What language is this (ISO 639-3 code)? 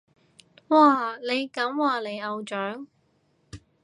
yue